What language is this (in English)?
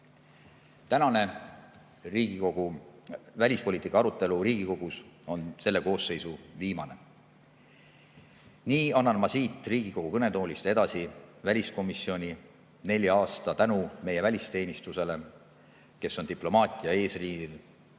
Estonian